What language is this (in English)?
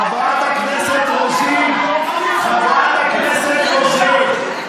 Hebrew